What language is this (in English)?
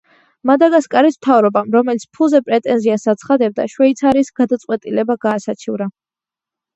Georgian